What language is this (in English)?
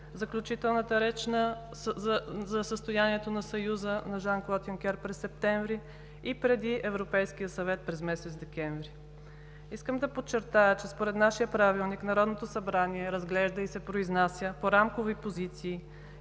Bulgarian